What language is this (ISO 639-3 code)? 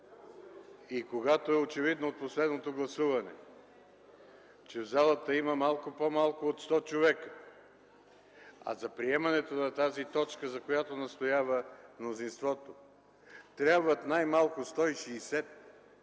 bul